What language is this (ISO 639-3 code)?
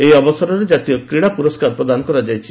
ori